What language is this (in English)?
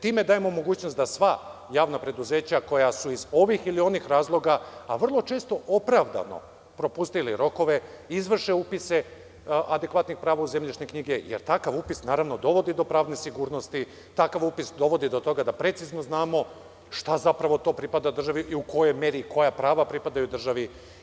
Serbian